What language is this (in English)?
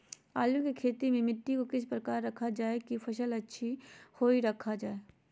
Magahi